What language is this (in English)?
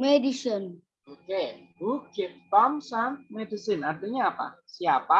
Indonesian